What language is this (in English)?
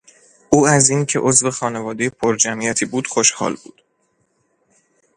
Persian